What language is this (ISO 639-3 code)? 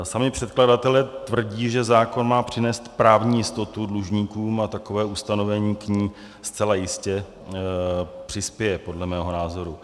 ces